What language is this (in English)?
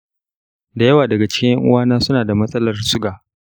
Hausa